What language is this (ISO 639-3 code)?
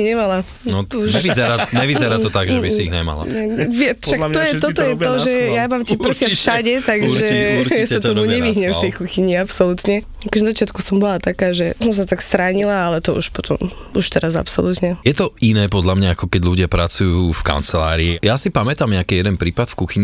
slk